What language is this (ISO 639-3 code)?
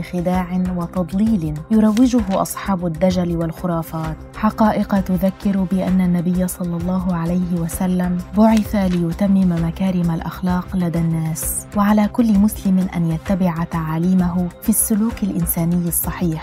ara